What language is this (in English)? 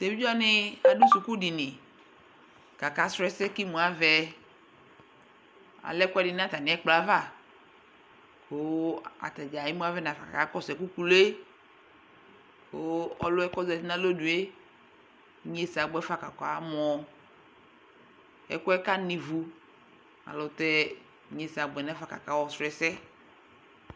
Ikposo